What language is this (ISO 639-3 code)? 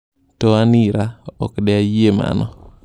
luo